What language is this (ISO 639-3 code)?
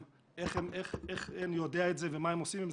heb